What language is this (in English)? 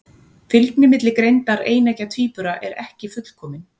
Icelandic